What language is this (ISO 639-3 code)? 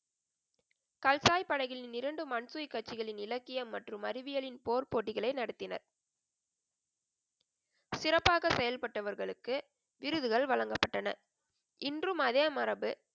tam